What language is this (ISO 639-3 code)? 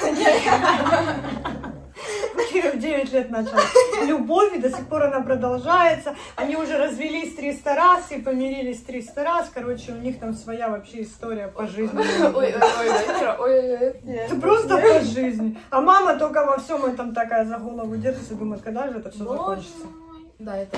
rus